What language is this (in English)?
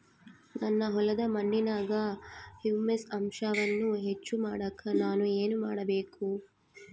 Kannada